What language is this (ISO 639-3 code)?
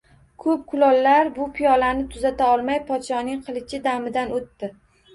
uzb